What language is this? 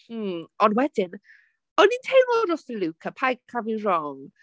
Welsh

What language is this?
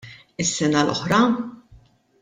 Maltese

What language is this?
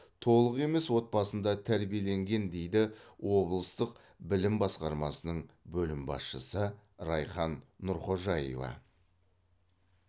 Kazakh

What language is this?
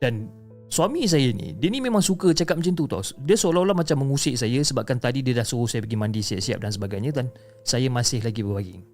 Malay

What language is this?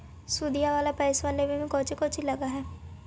Magahi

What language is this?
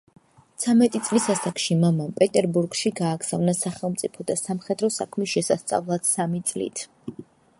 Georgian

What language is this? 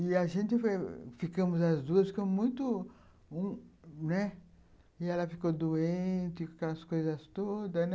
Portuguese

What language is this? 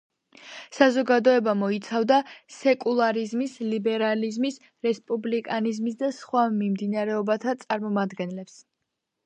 Georgian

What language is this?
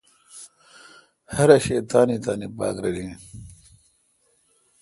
Kalkoti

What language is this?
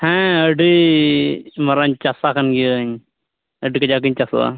Santali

